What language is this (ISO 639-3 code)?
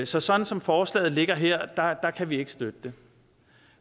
dan